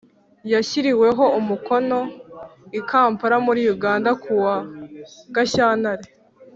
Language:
Kinyarwanda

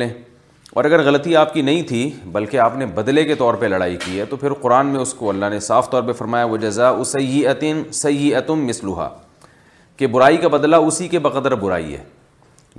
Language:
Urdu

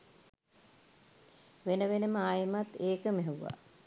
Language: Sinhala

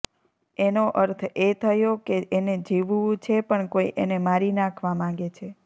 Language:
Gujarati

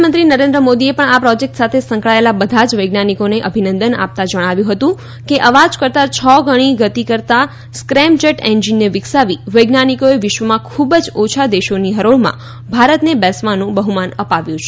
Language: Gujarati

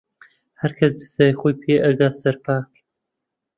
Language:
Central Kurdish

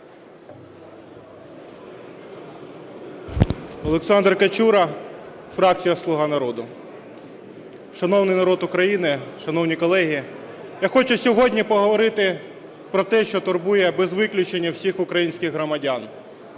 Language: Ukrainian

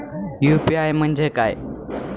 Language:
Marathi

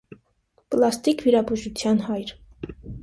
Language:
Armenian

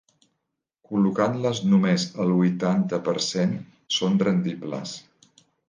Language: Catalan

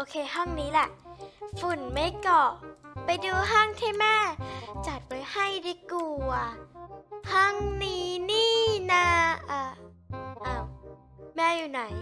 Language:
Thai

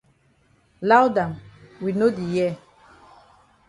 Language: Cameroon Pidgin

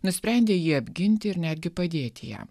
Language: Lithuanian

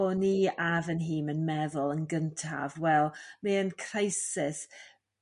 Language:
Welsh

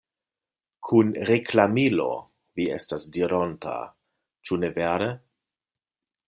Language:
Esperanto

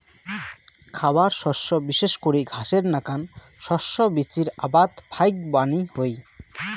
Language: Bangla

